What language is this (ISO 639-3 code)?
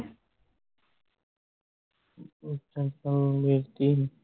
pan